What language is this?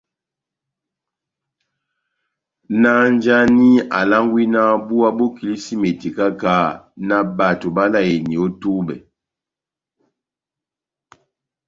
Batanga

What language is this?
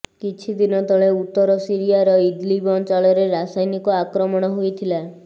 Odia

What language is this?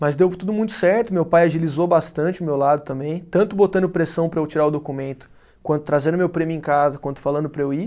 Portuguese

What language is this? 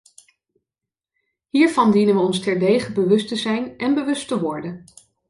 Dutch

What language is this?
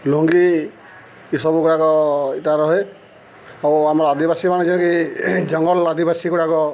Odia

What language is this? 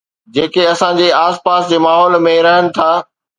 Sindhi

